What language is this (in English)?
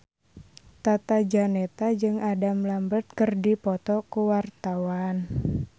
Sundanese